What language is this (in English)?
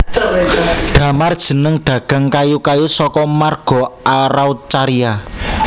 Javanese